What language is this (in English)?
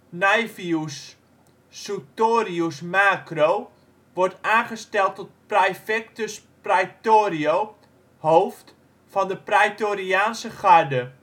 Dutch